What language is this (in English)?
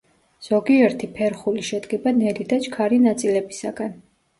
Georgian